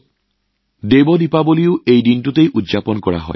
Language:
Assamese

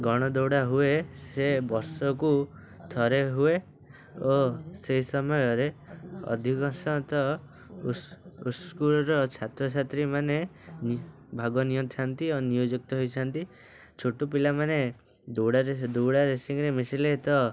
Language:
Odia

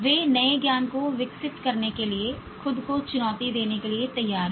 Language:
Hindi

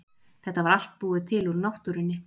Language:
Icelandic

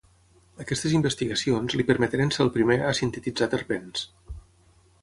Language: Catalan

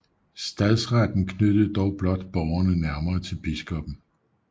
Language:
Danish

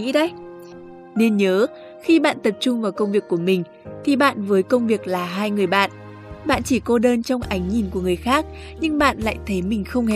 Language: Vietnamese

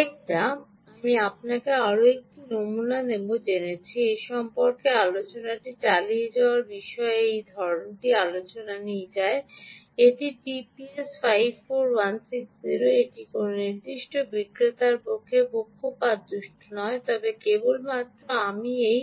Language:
Bangla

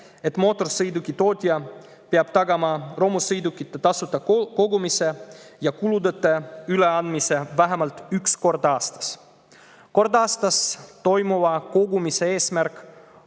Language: Estonian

